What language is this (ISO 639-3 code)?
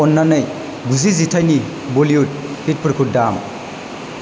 brx